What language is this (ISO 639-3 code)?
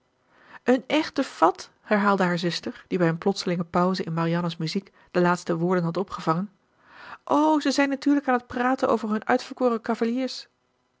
nld